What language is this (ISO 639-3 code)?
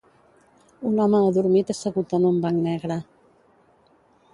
cat